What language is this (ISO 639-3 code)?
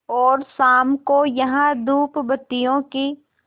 hin